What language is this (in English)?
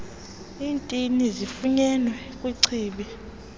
Xhosa